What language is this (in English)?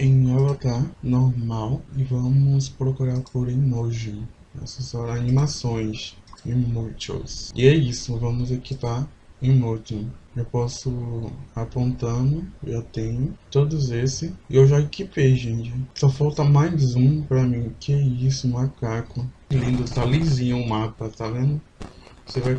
Portuguese